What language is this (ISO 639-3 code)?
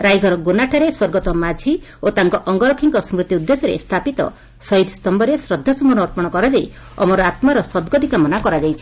ori